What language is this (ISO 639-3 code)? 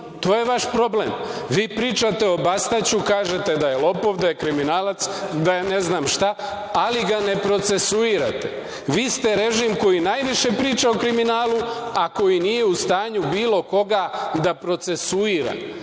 srp